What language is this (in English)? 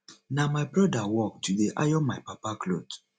Nigerian Pidgin